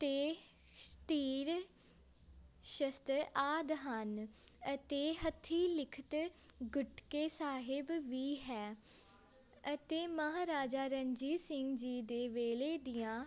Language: Punjabi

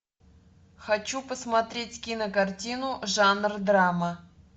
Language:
Russian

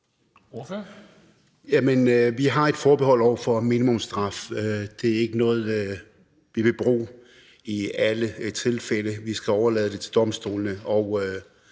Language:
Danish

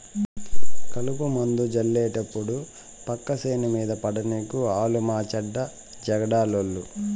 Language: Telugu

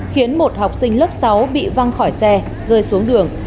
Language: Vietnamese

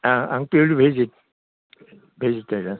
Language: Bodo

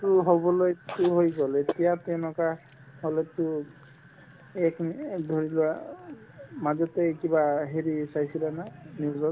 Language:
Assamese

